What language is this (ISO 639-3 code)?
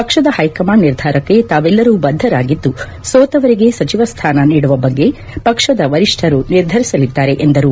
kan